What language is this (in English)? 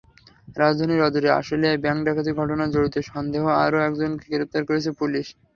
Bangla